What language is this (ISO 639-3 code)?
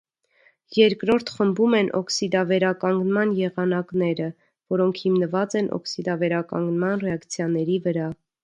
hye